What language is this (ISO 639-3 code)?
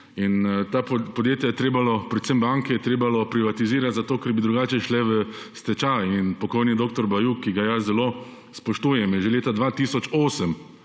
slv